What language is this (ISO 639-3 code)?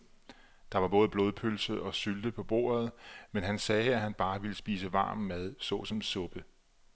dan